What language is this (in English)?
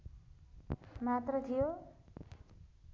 Nepali